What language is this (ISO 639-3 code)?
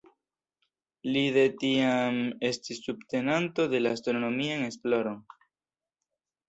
epo